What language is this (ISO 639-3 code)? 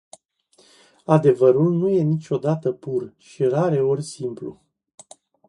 ron